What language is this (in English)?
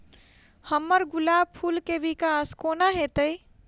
Maithili